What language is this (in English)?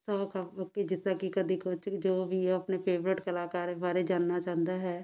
Punjabi